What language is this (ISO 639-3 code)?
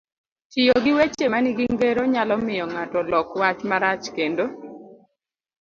luo